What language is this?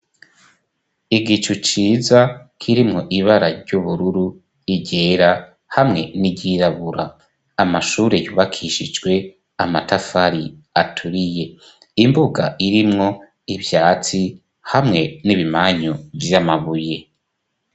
Rundi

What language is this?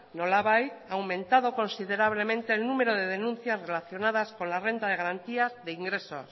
Spanish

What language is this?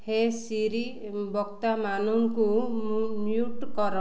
Odia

